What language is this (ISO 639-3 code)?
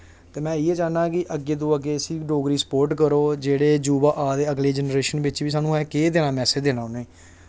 doi